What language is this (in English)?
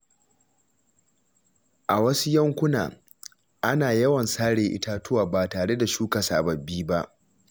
Hausa